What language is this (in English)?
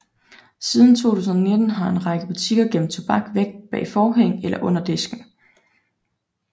Danish